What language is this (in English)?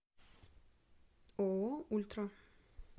Russian